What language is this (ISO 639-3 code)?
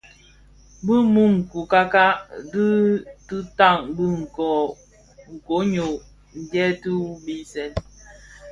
ksf